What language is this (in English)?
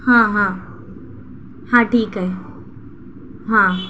Urdu